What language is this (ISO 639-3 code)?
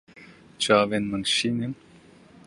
kur